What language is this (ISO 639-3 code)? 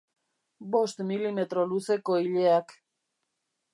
eus